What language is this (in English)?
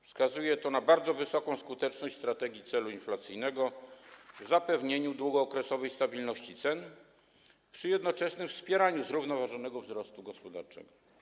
Polish